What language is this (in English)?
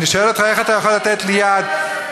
Hebrew